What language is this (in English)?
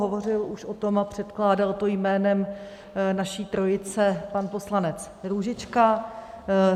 Czech